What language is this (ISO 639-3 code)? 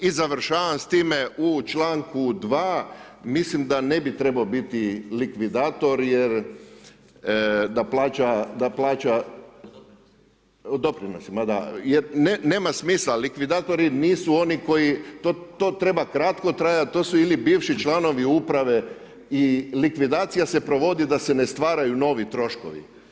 hrv